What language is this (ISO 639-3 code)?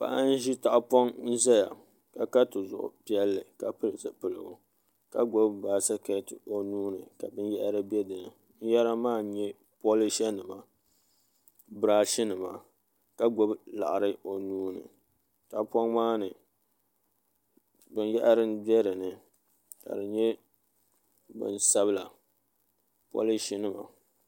dag